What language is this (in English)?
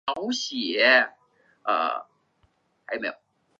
Chinese